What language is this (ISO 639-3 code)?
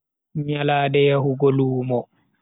fui